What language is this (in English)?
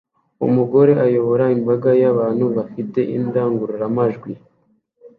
Kinyarwanda